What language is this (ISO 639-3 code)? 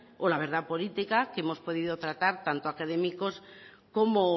spa